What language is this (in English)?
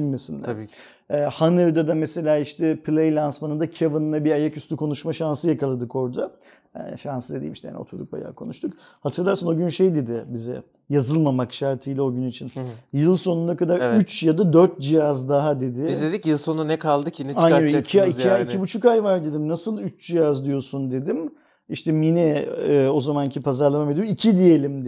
Turkish